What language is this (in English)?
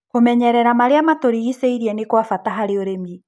Kikuyu